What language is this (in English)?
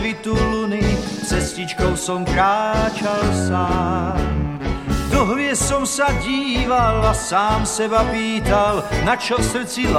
Croatian